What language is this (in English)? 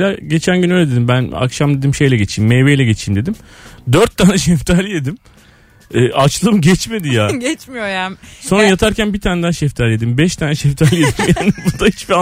Turkish